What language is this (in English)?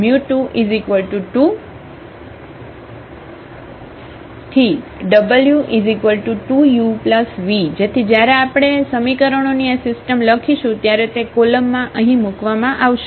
Gujarati